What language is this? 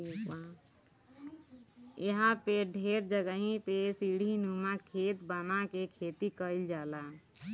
Bhojpuri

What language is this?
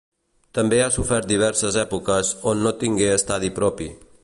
Catalan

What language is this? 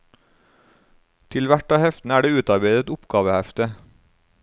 Norwegian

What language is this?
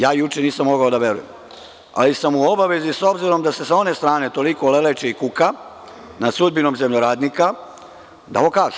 Serbian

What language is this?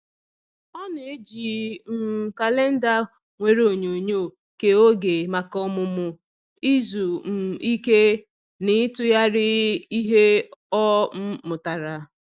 Igbo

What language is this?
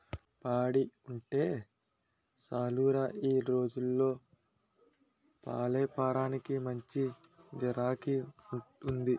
Telugu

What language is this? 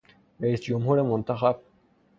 Persian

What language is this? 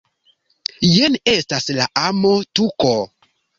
Esperanto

